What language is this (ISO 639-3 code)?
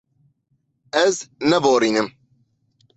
kur